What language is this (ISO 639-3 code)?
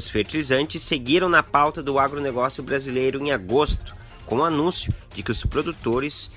por